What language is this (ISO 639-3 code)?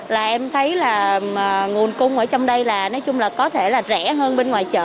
vie